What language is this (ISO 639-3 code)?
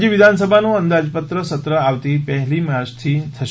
guj